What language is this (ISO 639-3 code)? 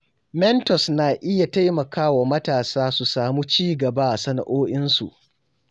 hau